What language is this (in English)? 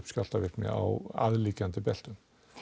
Icelandic